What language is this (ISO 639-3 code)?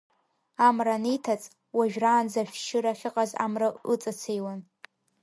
abk